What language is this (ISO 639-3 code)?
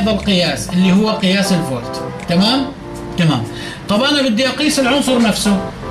ara